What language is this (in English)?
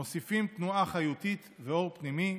Hebrew